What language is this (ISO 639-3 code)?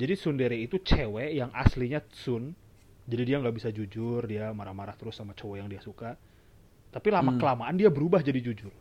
ind